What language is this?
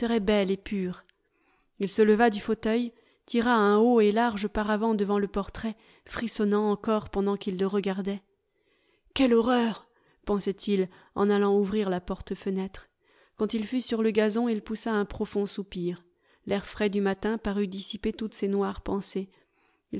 French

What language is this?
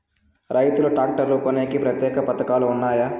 Telugu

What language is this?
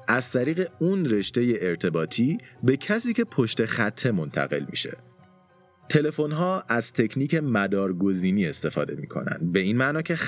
Persian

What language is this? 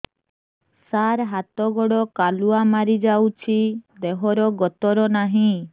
Odia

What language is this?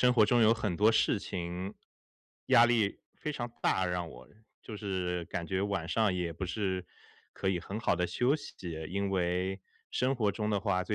Chinese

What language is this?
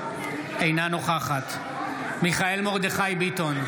Hebrew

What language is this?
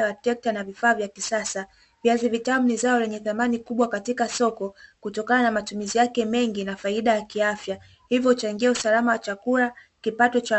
Swahili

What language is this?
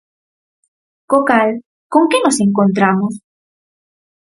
Galician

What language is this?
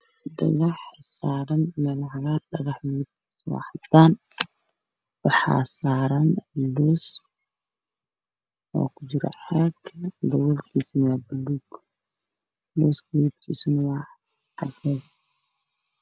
Somali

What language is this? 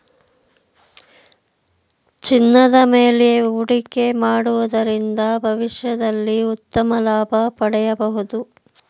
Kannada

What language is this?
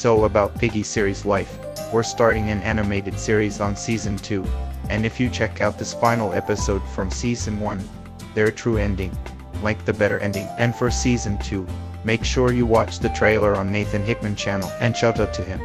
English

